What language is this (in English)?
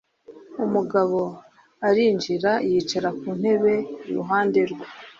Kinyarwanda